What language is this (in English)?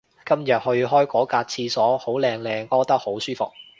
Cantonese